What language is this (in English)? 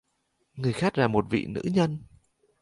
Vietnamese